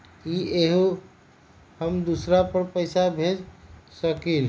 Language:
Magahi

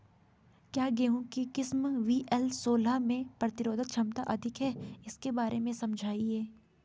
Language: Hindi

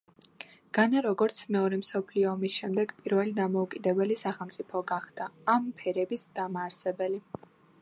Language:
Georgian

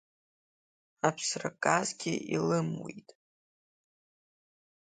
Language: Abkhazian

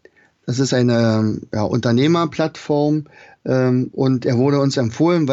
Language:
German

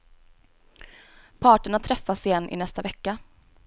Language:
Swedish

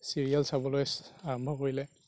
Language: Assamese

